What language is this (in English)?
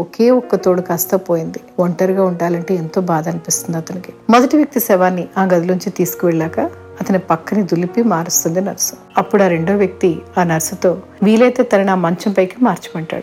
Telugu